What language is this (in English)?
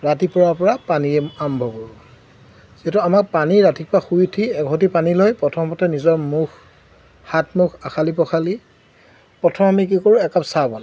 Assamese